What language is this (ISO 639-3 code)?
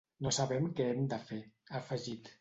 cat